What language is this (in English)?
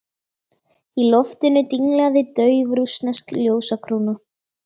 Icelandic